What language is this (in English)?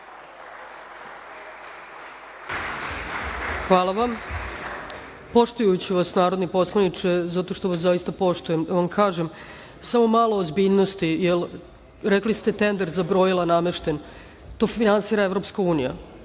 Serbian